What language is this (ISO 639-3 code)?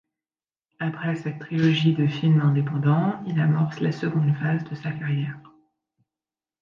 fra